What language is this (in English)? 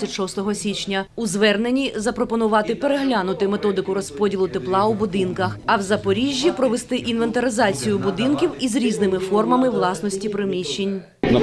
Ukrainian